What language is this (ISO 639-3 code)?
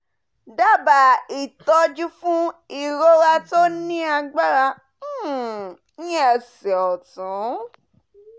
yor